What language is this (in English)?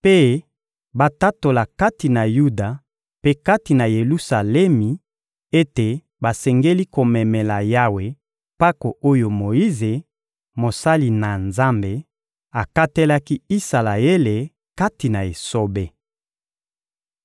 Lingala